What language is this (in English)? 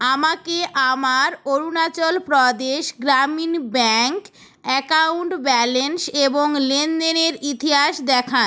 Bangla